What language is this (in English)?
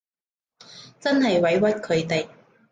Cantonese